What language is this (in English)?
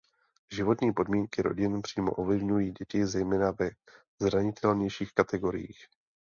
Czech